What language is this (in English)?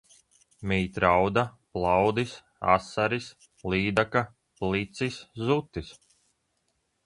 Latvian